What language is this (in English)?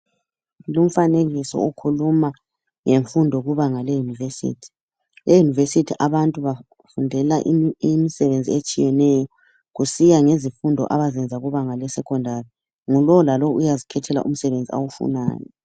North Ndebele